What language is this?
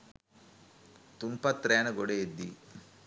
Sinhala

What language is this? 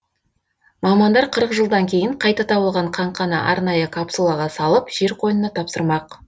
Kazakh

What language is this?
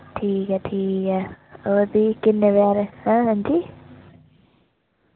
Dogri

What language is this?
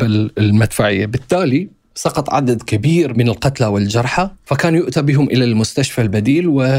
Arabic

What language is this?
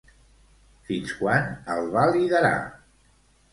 Catalan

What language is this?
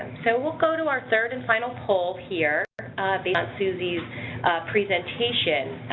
English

